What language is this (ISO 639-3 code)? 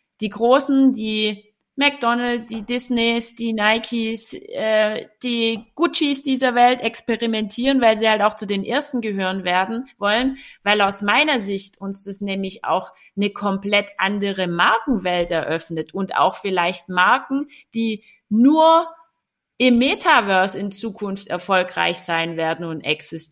deu